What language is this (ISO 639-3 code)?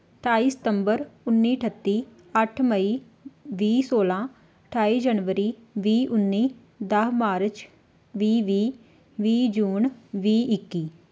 pan